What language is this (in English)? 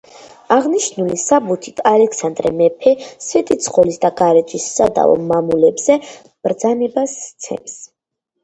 Georgian